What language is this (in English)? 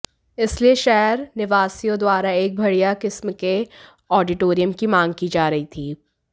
Hindi